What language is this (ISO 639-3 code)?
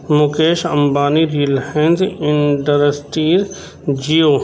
urd